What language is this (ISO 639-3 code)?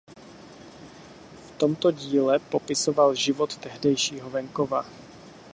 ces